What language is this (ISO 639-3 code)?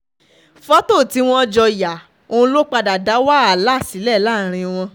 yor